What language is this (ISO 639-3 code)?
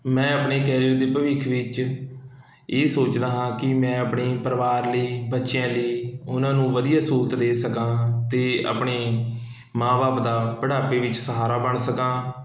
pan